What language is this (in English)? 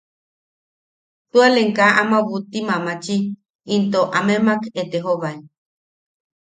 Yaqui